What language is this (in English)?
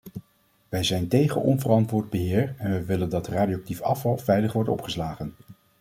Dutch